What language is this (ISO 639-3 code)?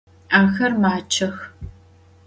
ady